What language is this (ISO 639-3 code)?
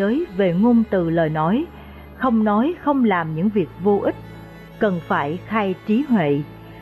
vie